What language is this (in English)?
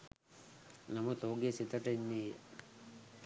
Sinhala